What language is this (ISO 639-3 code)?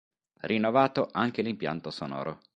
ita